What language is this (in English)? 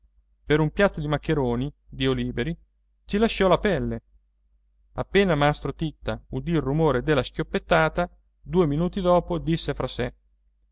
Italian